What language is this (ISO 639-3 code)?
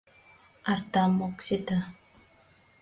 chm